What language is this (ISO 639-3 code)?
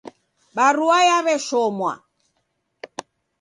dav